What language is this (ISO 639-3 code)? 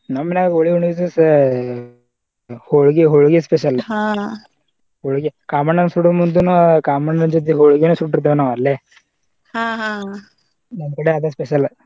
kan